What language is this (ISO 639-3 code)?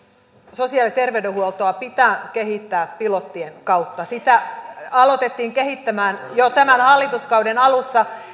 fin